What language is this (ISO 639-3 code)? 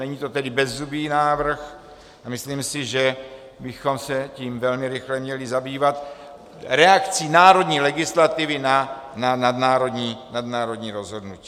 ces